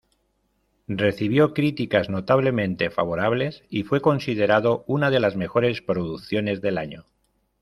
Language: Spanish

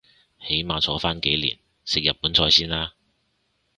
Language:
Cantonese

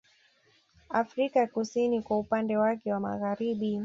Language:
Swahili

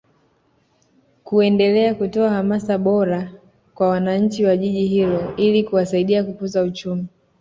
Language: Swahili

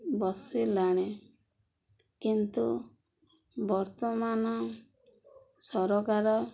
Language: Odia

